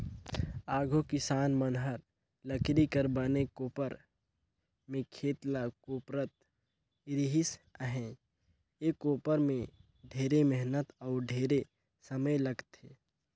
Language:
Chhattisgarhi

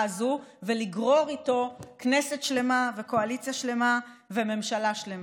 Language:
Hebrew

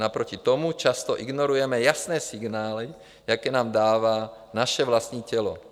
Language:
Czech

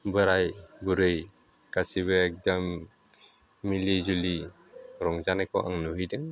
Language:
Bodo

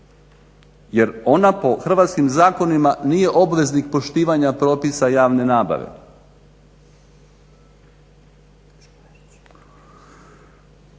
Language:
Croatian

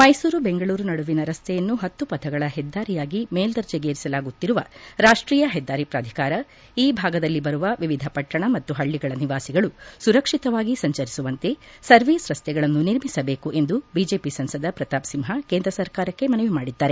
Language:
Kannada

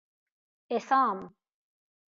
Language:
Persian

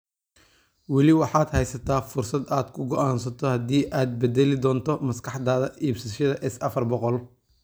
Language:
Somali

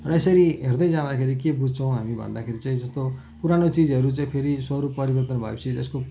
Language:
Nepali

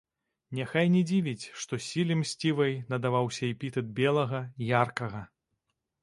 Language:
Belarusian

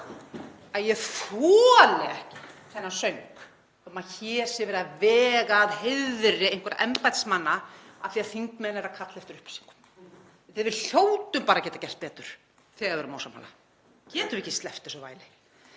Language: Icelandic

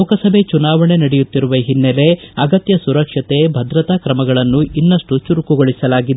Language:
Kannada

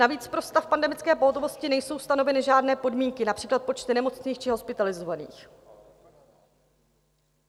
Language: Czech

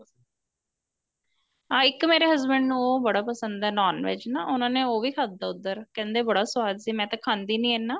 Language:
Punjabi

